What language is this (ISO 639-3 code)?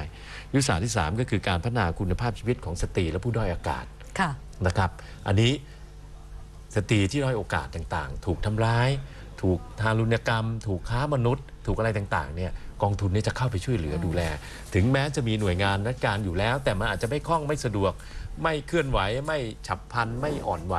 tha